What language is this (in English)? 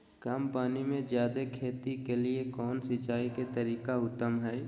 Magahi